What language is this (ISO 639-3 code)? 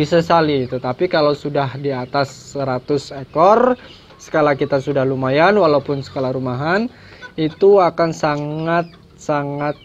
ind